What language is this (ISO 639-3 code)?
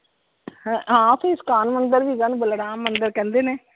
pan